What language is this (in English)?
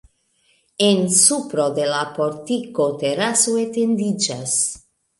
Esperanto